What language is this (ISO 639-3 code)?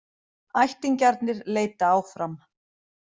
isl